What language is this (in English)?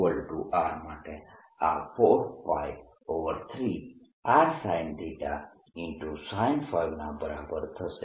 Gujarati